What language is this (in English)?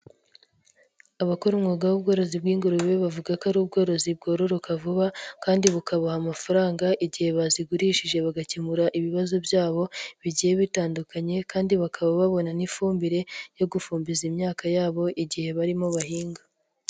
Kinyarwanda